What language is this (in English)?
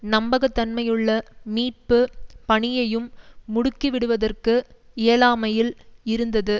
Tamil